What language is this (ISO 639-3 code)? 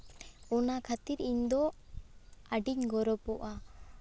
sat